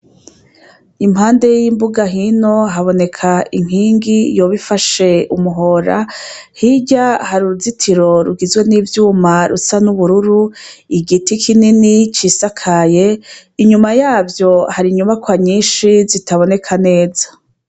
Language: Rundi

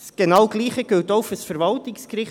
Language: Swiss German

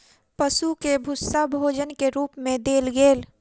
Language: Maithili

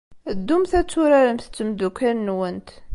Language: Kabyle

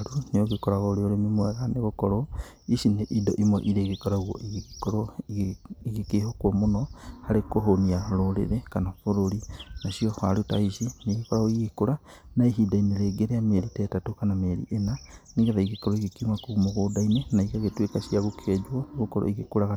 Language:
Kikuyu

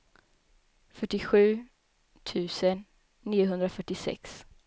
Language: Swedish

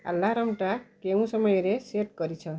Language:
Odia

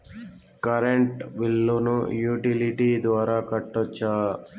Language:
Telugu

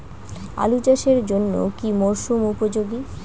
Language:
Bangla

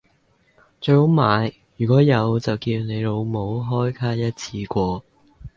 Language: Cantonese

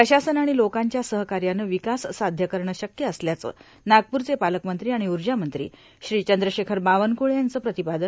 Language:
Marathi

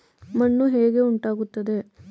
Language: Kannada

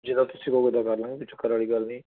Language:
Punjabi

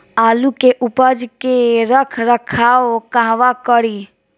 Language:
Bhojpuri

